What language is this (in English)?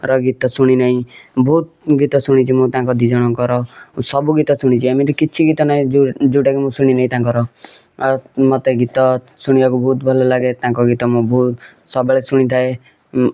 Odia